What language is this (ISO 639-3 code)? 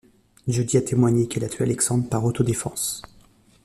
fra